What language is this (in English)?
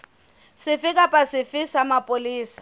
Southern Sotho